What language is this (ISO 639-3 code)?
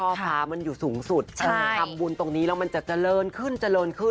tha